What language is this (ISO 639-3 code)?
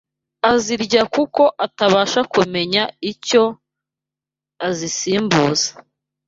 kin